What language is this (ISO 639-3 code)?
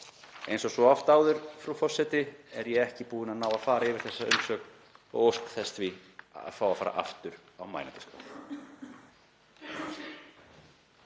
isl